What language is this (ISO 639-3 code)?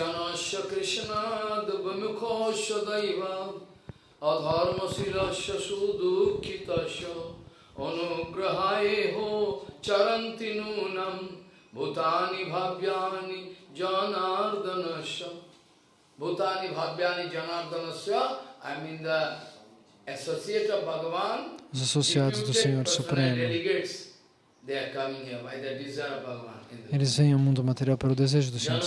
por